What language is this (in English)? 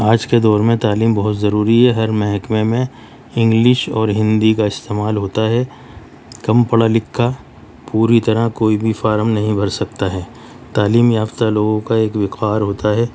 Urdu